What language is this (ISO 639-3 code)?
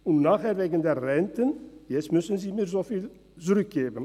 gsw